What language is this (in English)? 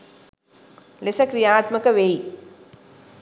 Sinhala